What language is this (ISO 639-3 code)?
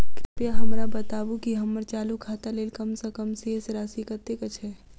mai